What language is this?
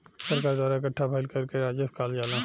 Bhojpuri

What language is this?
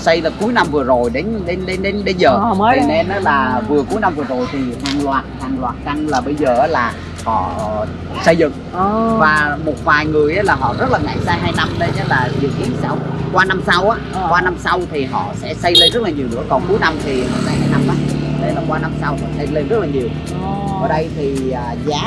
Vietnamese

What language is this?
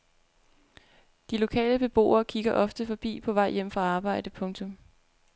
Danish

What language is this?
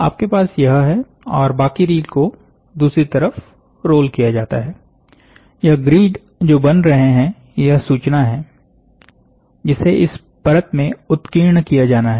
Hindi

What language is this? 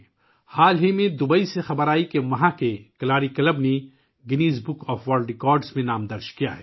Urdu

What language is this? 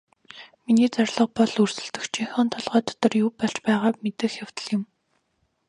Mongolian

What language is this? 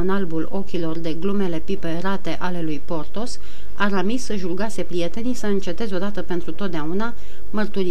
Romanian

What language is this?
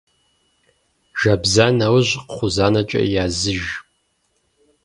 Kabardian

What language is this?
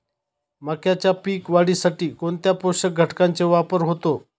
Marathi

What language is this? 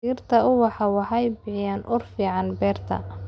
Somali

